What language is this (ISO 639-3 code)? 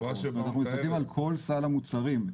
heb